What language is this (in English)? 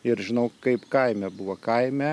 Lithuanian